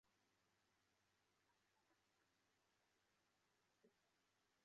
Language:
Chinese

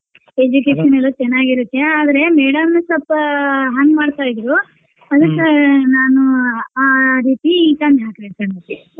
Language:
Kannada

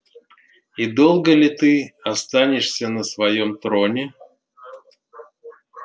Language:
Russian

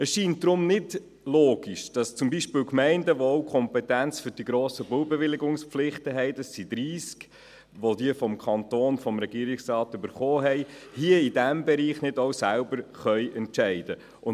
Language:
Swiss German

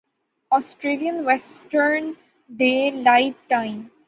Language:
Urdu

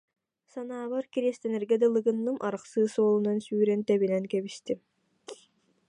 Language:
Yakut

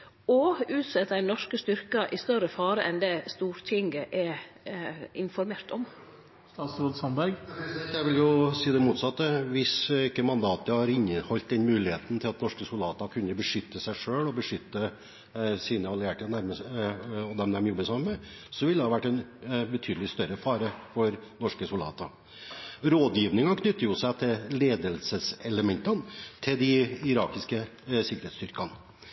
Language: Norwegian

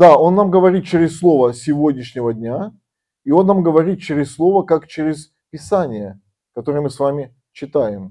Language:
Russian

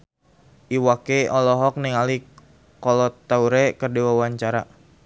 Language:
Sundanese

